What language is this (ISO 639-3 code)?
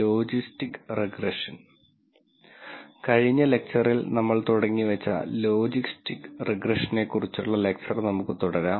mal